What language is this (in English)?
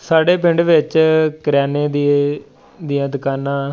Punjabi